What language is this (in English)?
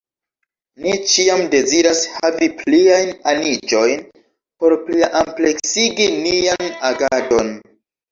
Esperanto